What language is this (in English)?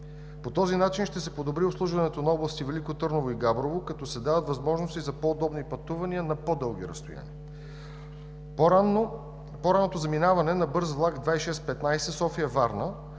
Bulgarian